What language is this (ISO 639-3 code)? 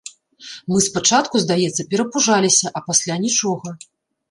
bel